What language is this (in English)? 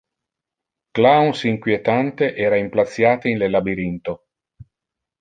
Interlingua